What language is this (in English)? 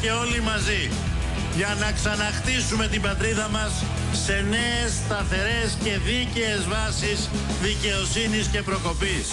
Greek